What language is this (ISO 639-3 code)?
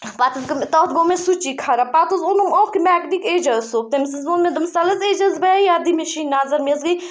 kas